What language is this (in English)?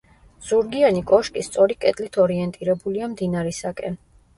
Georgian